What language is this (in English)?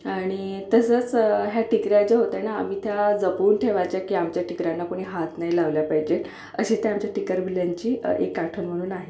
Marathi